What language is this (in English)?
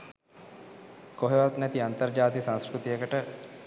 Sinhala